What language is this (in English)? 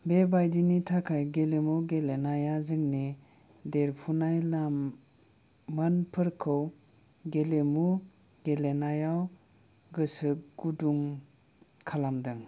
Bodo